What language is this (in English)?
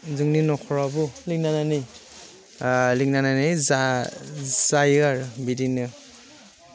Bodo